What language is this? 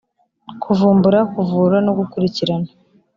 Kinyarwanda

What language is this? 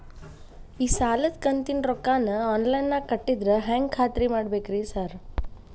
Kannada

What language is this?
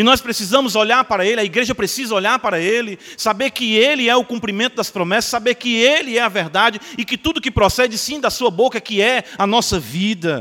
Portuguese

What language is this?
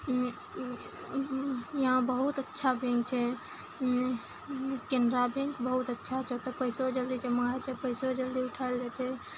Maithili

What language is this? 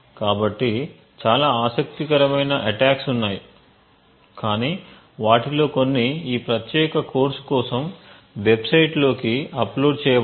Telugu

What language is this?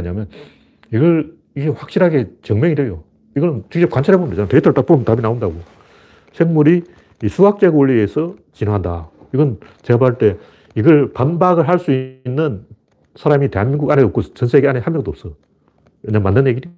Korean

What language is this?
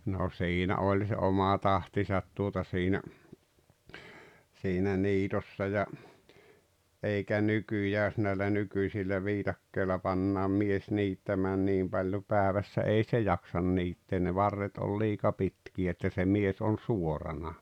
Finnish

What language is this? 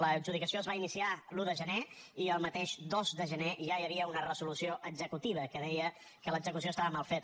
Catalan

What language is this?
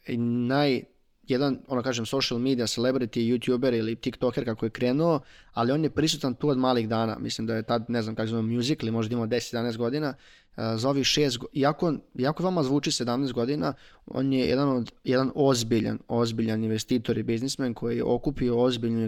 Croatian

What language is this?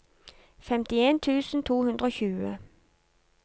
Norwegian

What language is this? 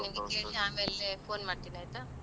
Kannada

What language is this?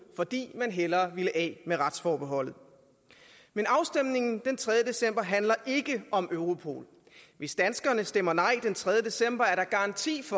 Danish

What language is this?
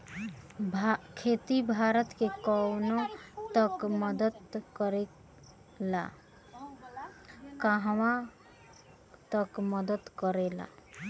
Bhojpuri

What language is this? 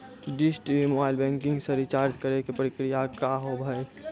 Maithili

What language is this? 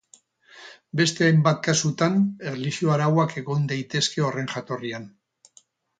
Basque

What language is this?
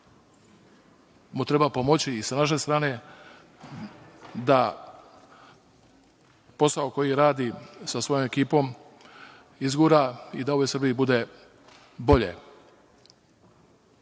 Serbian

